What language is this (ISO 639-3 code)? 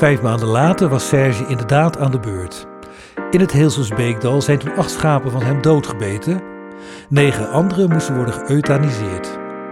nld